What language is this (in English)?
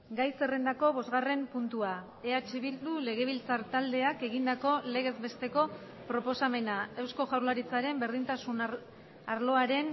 Basque